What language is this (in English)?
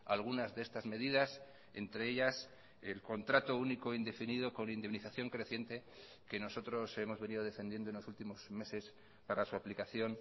Spanish